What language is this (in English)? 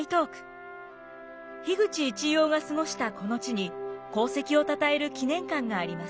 Japanese